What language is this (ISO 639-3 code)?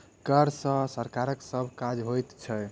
mai